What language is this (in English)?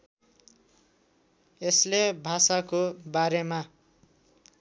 Nepali